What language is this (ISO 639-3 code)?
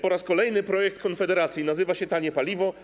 pol